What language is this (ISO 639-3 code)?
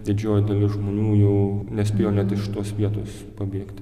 lit